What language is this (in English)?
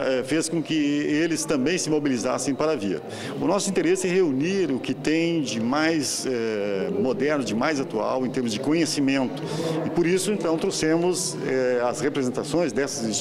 Portuguese